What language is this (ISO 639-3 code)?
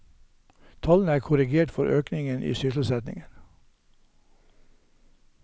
nor